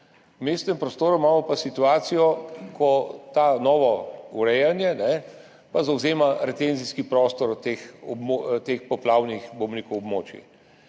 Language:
Slovenian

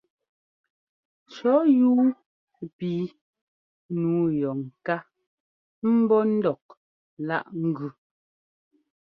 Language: Ngomba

